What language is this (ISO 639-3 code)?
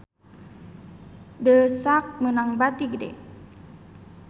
sun